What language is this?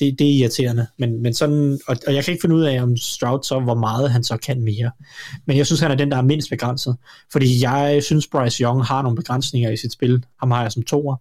Danish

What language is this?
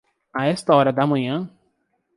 Portuguese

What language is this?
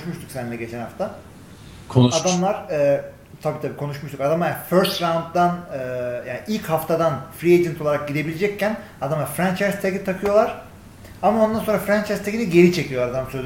Turkish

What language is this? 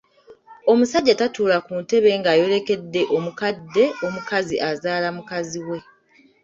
Ganda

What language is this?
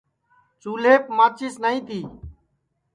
Sansi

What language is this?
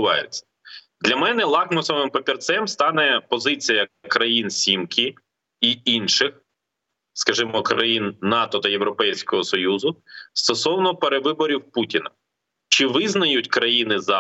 Ukrainian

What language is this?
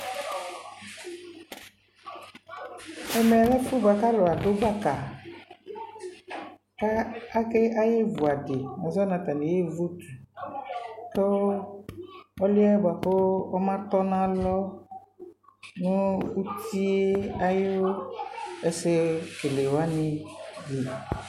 Ikposo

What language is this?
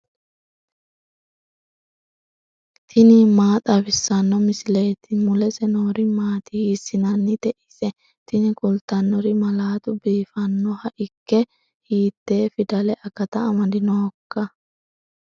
Sidamo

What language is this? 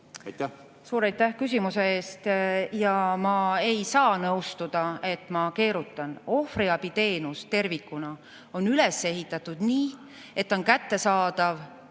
Estonian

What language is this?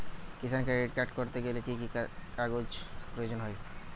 Bangla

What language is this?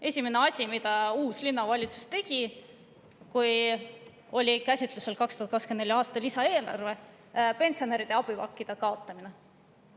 Estonian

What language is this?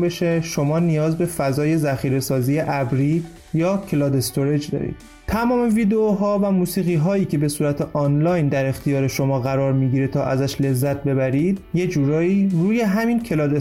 Persian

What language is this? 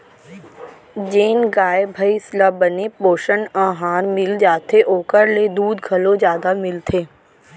Chhattisgarhi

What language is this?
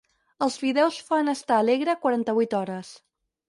Catalan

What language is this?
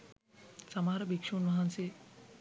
Sinhala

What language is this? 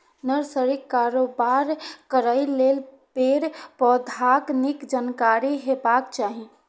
Maithili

